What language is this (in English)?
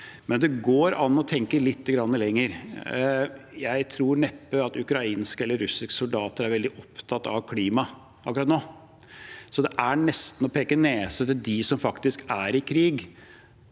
Norwegian